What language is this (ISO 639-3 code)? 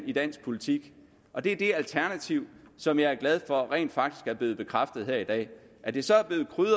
dan